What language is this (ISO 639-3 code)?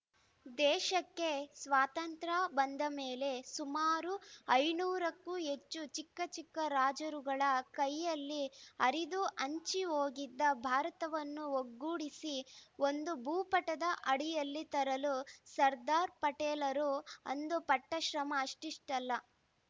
kan